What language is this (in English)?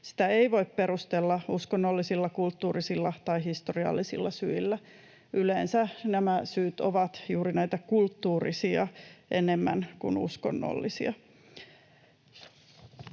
Finnish